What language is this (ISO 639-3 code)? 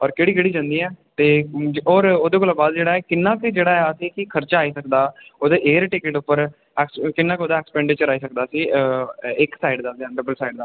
doi